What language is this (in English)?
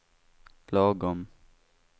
Swedish